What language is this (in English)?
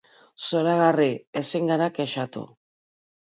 Basque